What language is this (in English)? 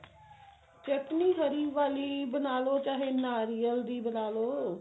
Punjabi